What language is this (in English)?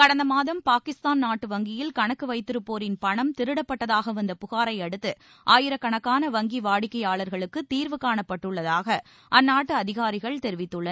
Tamil